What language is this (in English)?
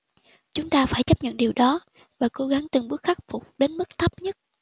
Vietnamese